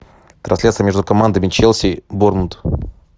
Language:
Russian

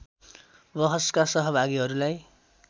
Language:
Nepali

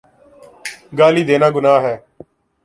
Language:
Urdu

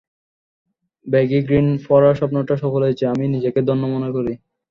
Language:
Bangla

